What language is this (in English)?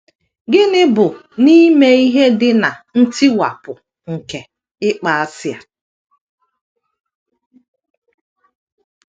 Igbo